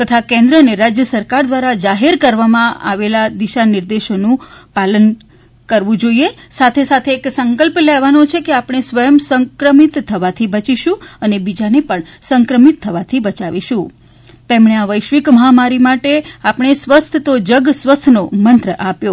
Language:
Gujarati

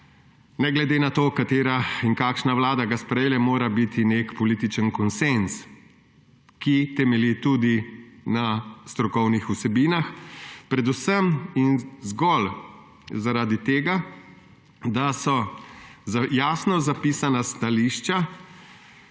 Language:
Slovenian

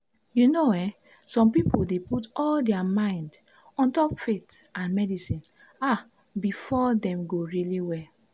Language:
Nigerian Pidgin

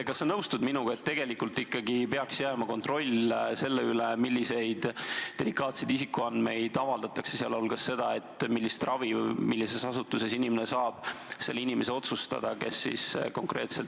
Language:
Estonian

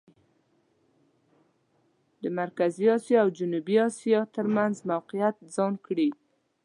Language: Pashto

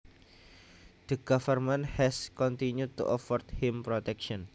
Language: Javanese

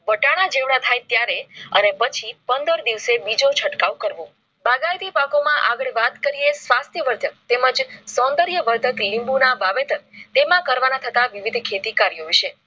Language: Gujarati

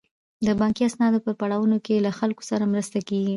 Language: Pashto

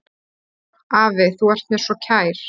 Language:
Icelandic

